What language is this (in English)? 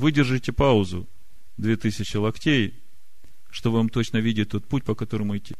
Russian